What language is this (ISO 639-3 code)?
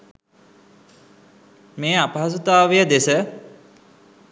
sin